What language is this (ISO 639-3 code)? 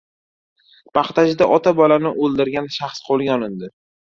uzb